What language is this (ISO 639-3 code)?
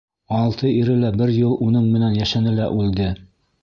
bak